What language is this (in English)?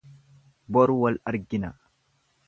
Oromo